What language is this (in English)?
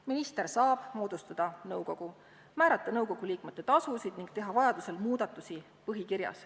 Estonian